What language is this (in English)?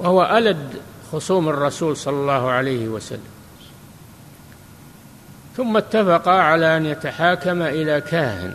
Arabic